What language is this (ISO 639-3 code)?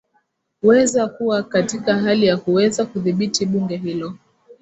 swa